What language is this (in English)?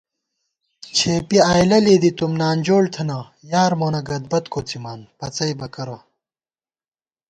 Gawar-Bati